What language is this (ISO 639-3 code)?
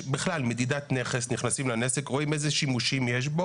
heb